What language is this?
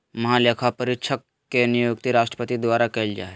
Magahi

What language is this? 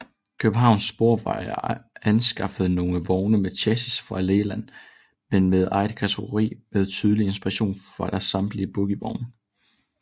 Danish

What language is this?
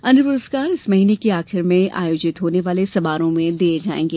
Hindi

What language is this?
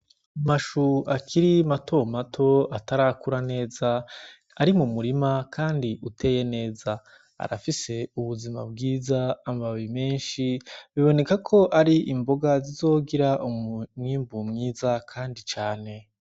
Rundi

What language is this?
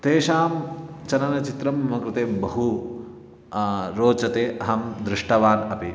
Sanskrit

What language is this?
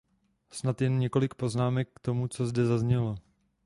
Czech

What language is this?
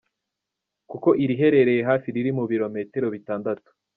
Kinyarwanda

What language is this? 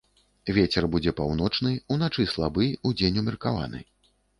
Belarusian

